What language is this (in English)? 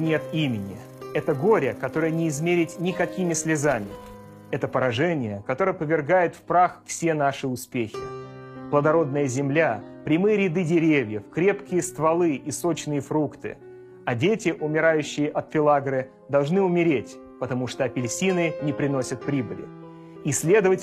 Russian